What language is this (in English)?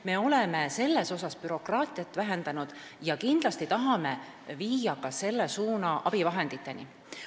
Estonian